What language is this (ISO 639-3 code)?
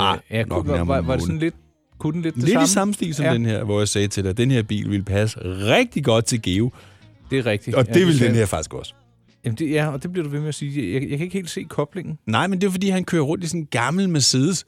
dan